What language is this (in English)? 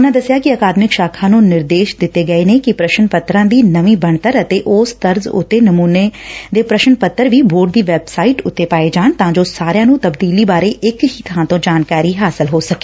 Punjabi